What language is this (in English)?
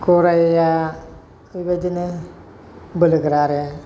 Bodo